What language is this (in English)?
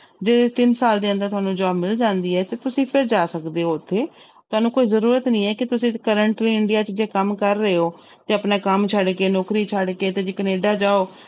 Punjabi